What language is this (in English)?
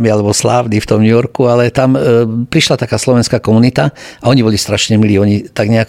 Slovak